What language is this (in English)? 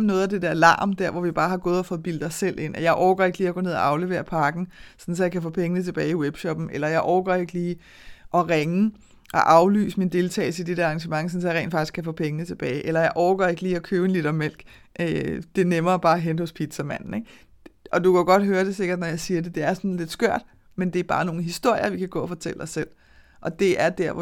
Danish